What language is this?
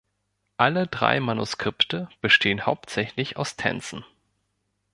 German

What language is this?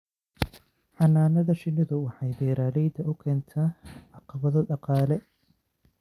Somali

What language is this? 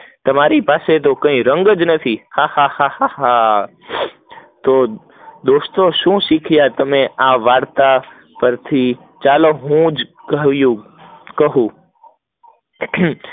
Gujarati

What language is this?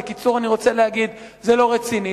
Hebrew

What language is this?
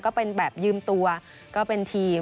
Thai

